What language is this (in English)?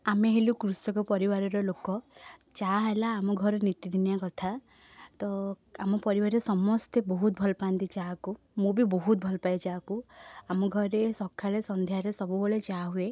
Odia